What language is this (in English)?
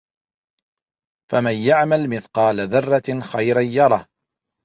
Arabic